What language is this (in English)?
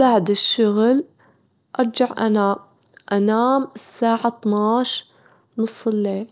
Gulf Arabic